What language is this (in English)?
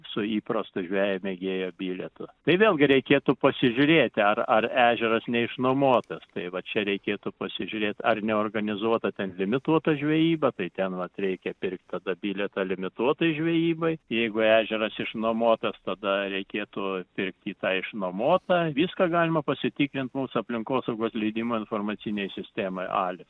Lithuanian